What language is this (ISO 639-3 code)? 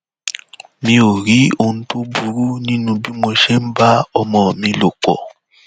yor